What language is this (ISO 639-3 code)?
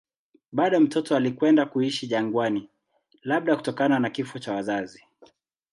swa